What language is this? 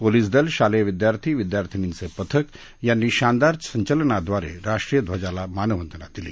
Marathi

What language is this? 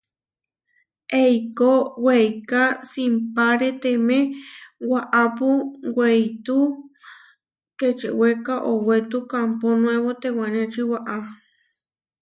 Huarijio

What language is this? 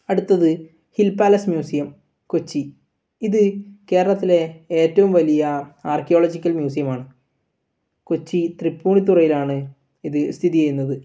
Malayalam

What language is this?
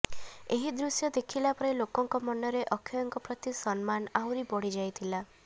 Odia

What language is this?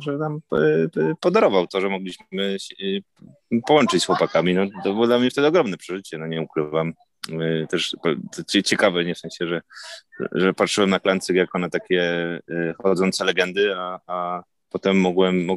Polish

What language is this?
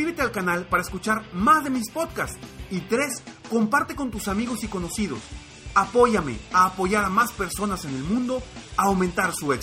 Spanish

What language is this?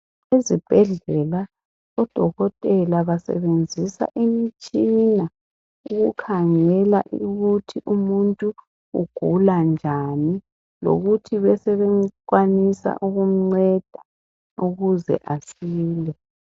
North Ndebele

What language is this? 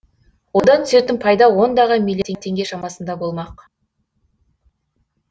Kazakh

